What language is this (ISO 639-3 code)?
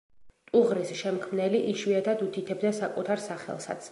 kat